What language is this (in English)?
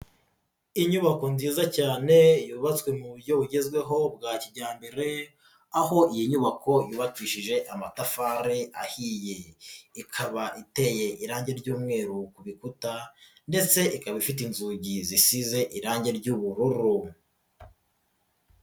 Kinyarwanda